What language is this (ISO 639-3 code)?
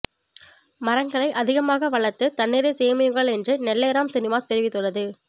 tam